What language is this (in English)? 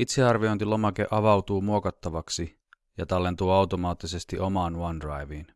Finnish